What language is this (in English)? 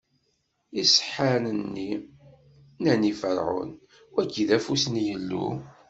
Kabyle